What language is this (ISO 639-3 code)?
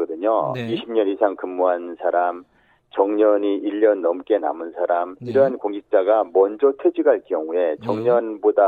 kor